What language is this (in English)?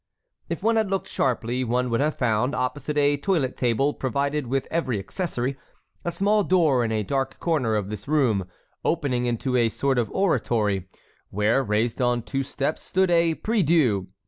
English